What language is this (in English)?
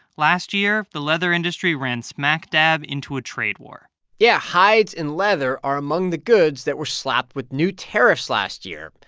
English